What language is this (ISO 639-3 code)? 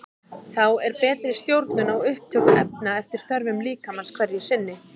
isl